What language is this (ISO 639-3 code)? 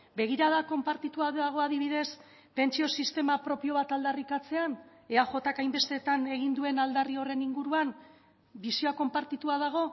eus